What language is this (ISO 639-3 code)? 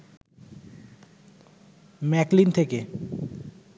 ben